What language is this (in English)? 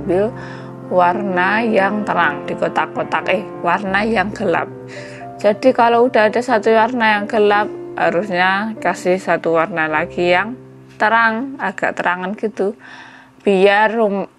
Indonesian